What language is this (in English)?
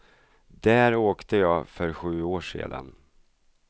Swedish